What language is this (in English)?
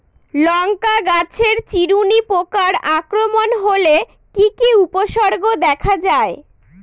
Bangla